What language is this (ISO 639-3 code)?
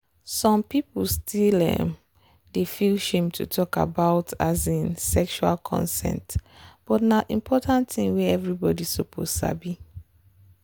pcm